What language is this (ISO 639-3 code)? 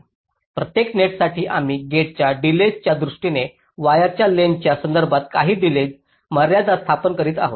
mar